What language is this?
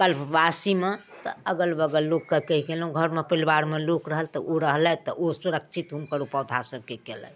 Maithili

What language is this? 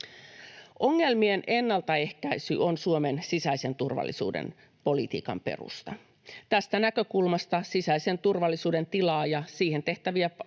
Finnish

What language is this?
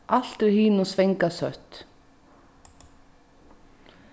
Faroese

